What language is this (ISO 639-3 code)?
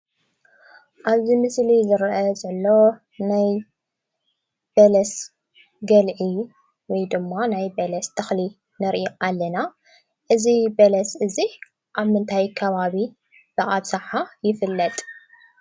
tir